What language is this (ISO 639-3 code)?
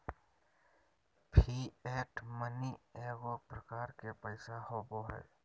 mag